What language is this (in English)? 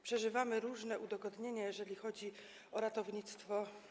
Polish